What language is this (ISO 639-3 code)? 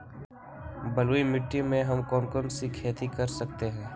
mag